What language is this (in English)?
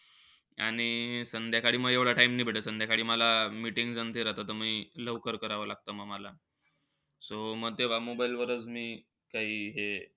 Marathi